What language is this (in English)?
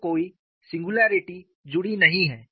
Hindi